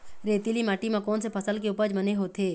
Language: Chhattisgarhi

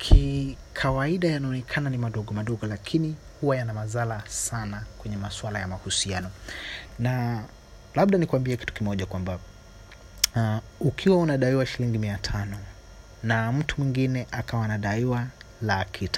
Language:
Swahili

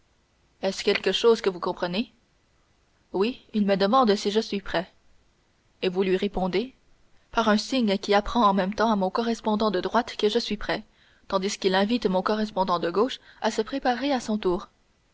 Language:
French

